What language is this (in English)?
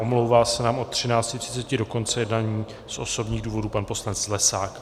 Czech